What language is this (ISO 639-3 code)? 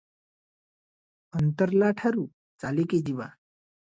ori